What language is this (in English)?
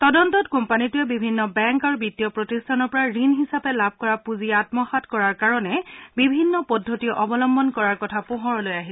Assamese